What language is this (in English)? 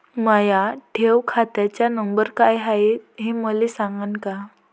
Marathi